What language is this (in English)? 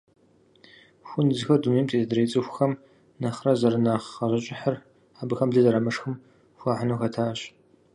Kabardian